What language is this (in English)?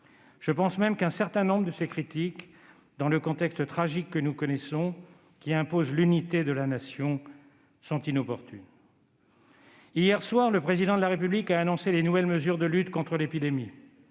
French